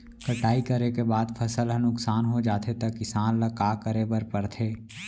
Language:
Chhattisgarhi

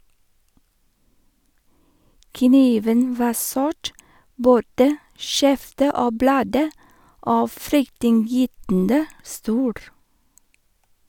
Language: Norwegian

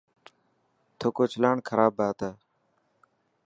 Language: Dhatki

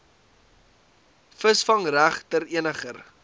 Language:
Afrikaans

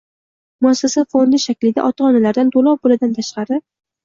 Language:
Uzbek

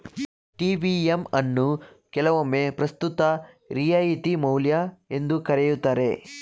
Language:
Kannada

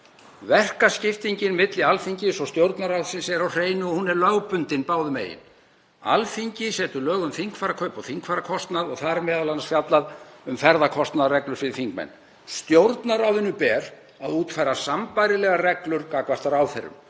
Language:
Icelandic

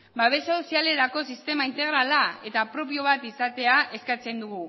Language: Basque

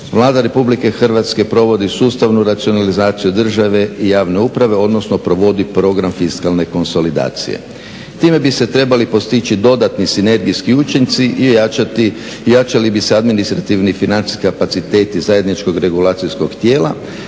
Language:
Croatian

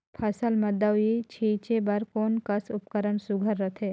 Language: Chhattisgarhi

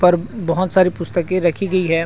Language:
Chhattisgarhi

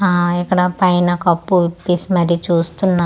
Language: Telugu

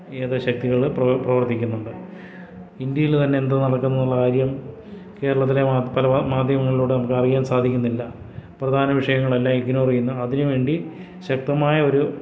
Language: Malayalam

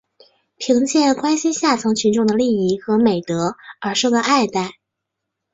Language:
Chinese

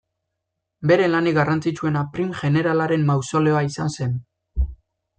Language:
Basque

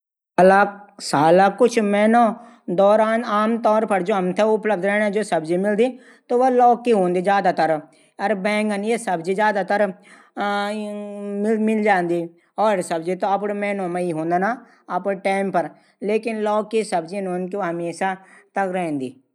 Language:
Garhwali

